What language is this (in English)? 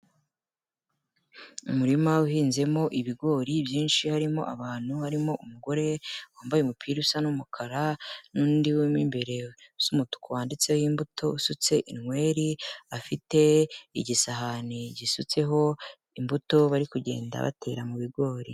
Kinyarwanda